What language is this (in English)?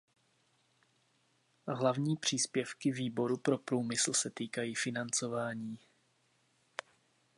Czech